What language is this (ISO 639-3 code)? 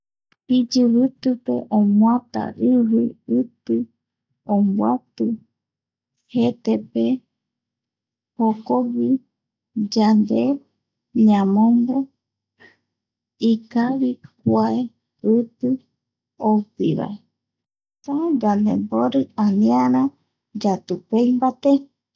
gui